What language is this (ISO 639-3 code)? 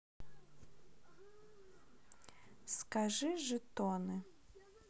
rus